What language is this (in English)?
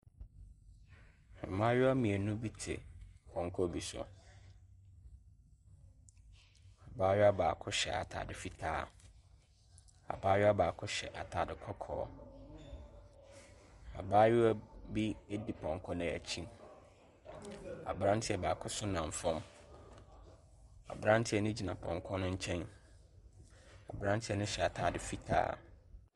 Akan